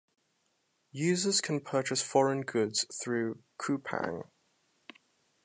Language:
English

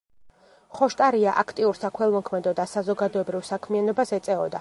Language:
Georgian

